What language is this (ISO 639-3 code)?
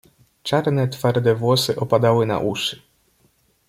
pol